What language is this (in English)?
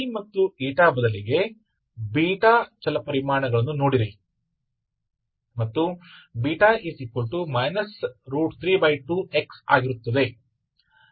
Kannada